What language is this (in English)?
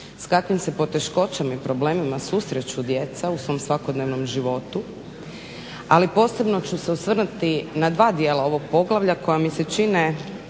Croatian